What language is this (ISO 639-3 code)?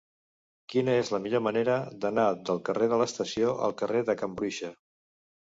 cat